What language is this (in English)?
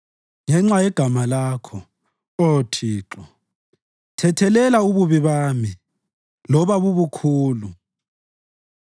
North Ndebele